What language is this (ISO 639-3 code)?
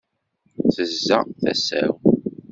kab